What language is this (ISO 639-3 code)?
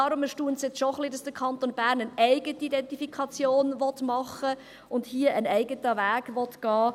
gsw